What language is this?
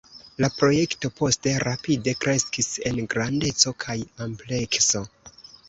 Esperanto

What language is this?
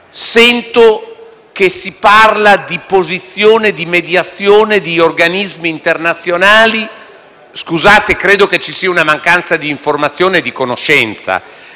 Italian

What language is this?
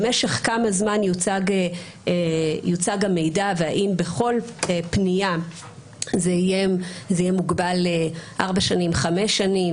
Hebrew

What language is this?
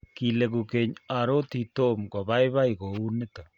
Kalenjin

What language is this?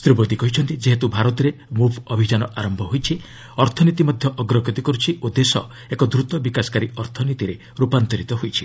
Odia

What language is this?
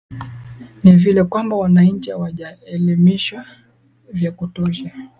Swahili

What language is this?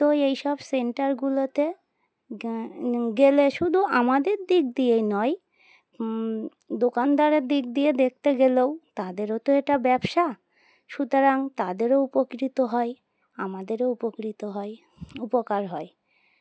Bangla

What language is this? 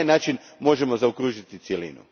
Croatian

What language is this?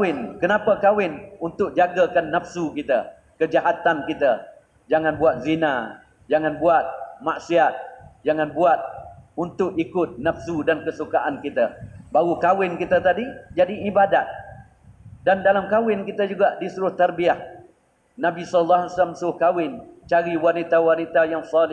Malay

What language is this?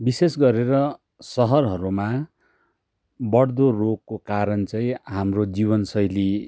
Nepali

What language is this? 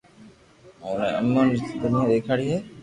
Loarki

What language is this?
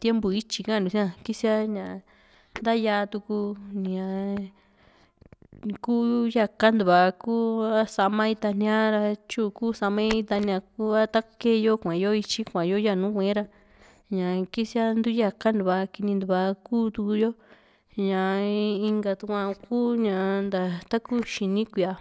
Juxtlahuaca Mixtec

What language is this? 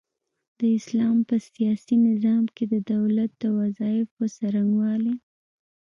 Pashto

